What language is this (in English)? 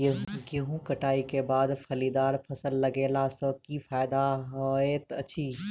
Maithili